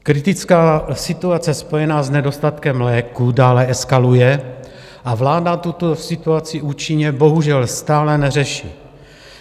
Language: Czech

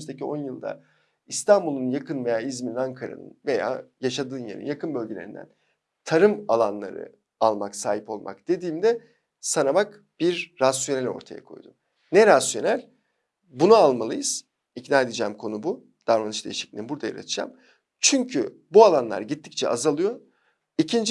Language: Turkish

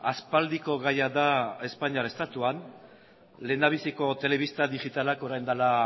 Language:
Basque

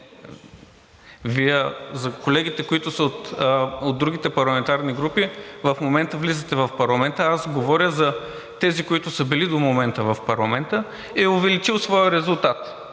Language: Bulgarian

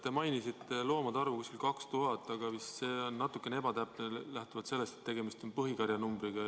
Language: Estonian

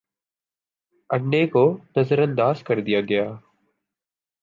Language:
Urdu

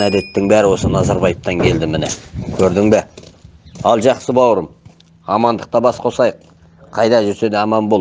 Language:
Turkish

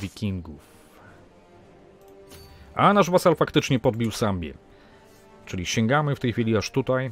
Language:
Polish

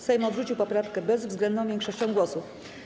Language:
Polish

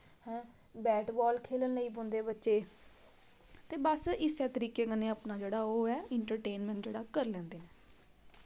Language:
Dogri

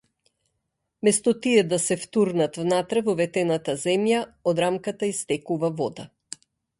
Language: Macedonian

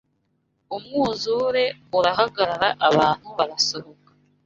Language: Kinyarwanda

